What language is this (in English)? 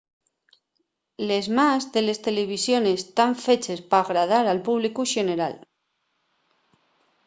Asturian